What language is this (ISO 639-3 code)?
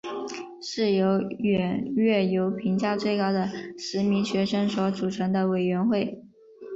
zho